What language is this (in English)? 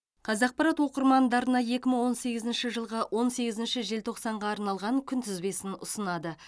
Kazakh